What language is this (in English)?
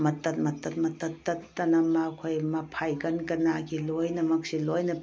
Manipuri